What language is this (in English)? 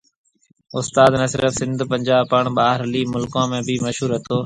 Marwari (Pakistan)